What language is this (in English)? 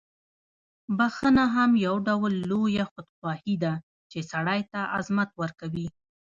Pashto